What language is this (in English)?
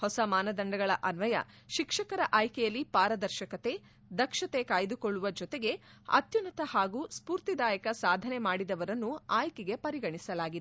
Kannada